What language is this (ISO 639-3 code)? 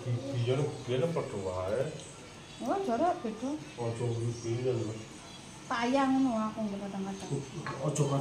ind